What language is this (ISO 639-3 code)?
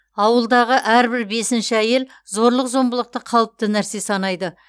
kaz